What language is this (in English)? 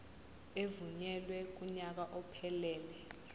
Zulu